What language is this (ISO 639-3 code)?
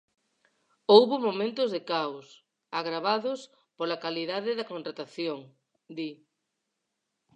glg